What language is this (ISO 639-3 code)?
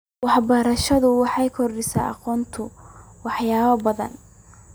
som